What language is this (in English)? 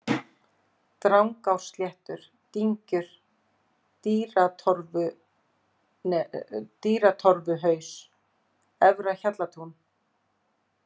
Icelandic